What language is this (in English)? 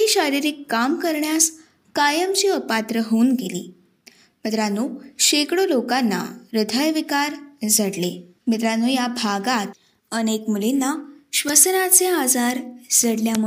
Marathi